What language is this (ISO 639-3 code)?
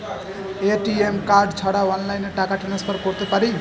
ben